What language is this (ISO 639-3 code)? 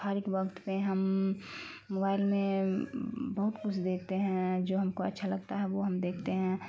urd